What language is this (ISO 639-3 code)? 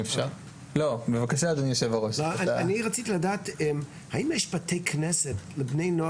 heb